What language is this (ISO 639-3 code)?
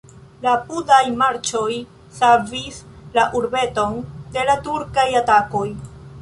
epo